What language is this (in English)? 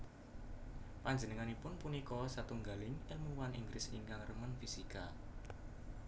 Javanese